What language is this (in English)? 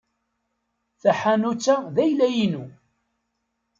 Kabyle